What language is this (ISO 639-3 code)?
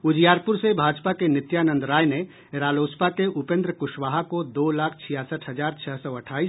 hin